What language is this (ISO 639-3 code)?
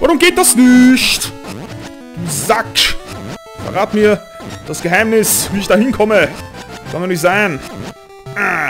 deu